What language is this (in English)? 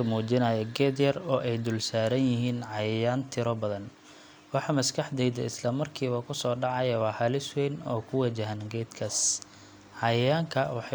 Somali